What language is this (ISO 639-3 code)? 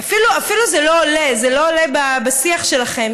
heb